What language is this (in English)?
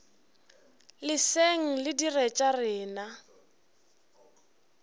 Northern Sotho